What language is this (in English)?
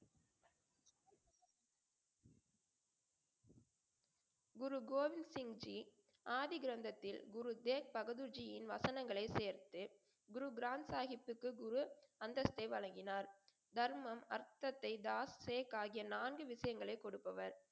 Tamil